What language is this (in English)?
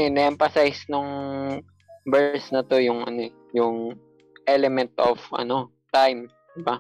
Filipino